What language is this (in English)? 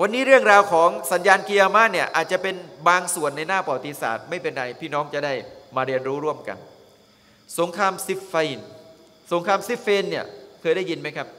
Thai